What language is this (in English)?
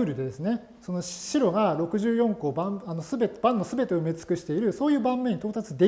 Japanese